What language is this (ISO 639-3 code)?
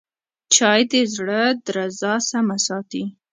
pus